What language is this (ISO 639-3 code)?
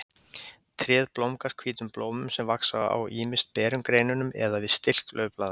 isl